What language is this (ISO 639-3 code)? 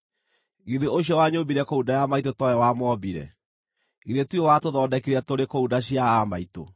kik